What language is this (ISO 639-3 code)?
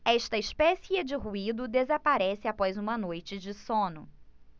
por